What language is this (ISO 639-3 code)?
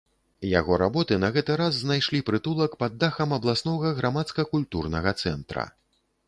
bel